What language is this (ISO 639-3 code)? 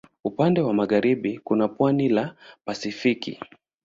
swa